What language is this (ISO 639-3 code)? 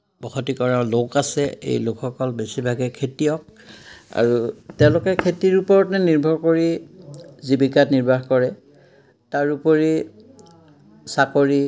asm